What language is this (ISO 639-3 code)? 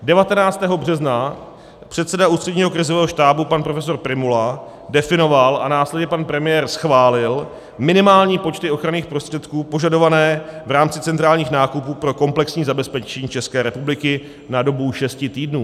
ces